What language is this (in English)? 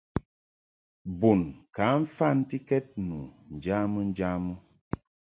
Mungaka